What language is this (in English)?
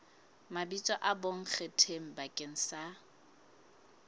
Southern Sotho